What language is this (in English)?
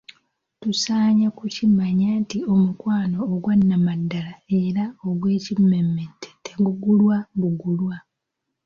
Ganda